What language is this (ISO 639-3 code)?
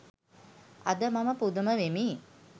sin